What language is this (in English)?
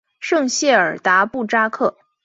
Chinese